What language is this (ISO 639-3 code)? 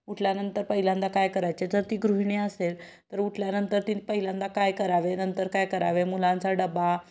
mar